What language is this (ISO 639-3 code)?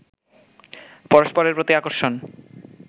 ben